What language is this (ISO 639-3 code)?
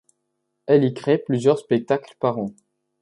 fra